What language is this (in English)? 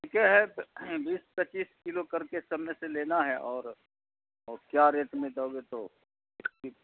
Urdu